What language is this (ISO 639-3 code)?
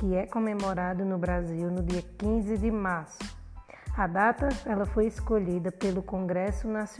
por